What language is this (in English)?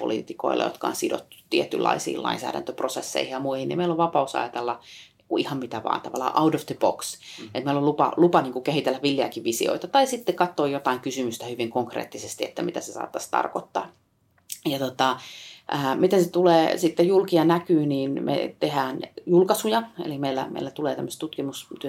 Finnish